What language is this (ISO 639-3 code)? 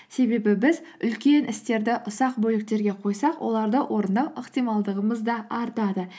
kaz